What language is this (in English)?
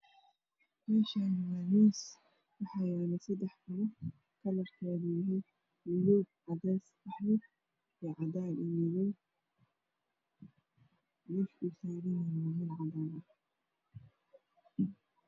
Somali